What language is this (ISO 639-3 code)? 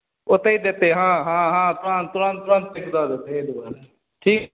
mai